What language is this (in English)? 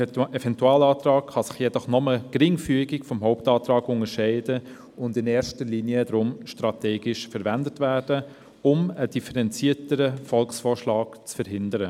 Swiss German